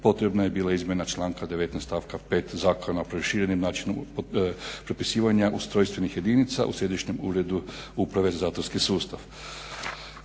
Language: Croatian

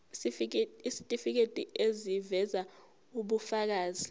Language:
Zulu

